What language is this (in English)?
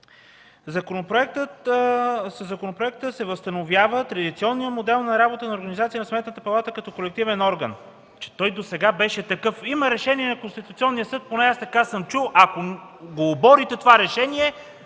Bulgarian